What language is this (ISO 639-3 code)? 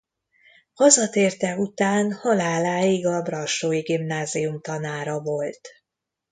hun